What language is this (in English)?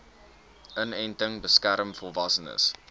Afrikaans